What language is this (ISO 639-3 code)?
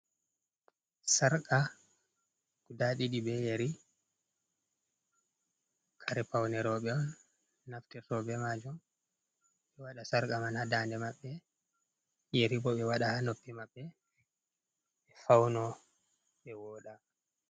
ful